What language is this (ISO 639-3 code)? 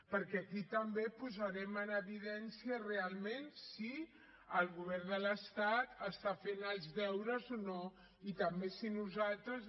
cat